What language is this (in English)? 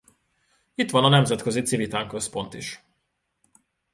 Hungarian